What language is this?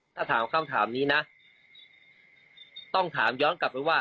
Thai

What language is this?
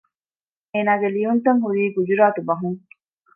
Divehi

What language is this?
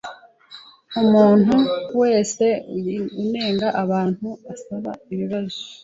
Kinyarwanda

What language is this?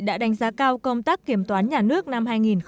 Vietnamese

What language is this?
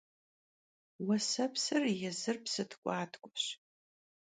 Kabardian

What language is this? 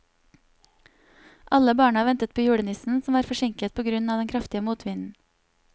Norwegian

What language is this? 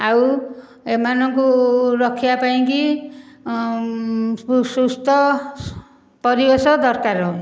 Odia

